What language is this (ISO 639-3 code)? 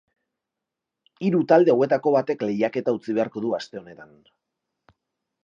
eus